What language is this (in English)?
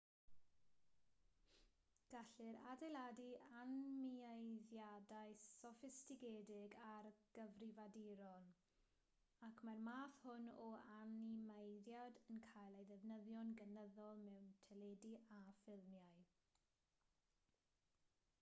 Welsh